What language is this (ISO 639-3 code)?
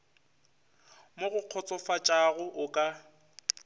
nso